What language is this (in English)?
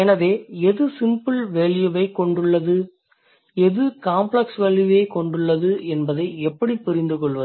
Tamil